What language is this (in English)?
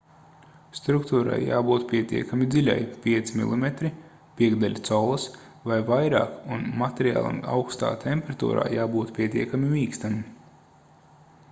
Latvian